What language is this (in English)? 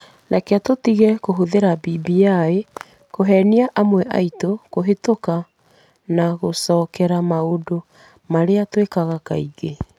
Kikuyu